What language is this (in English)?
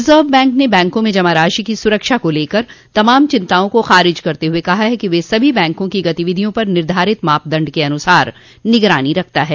Hindi